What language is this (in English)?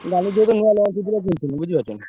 Odia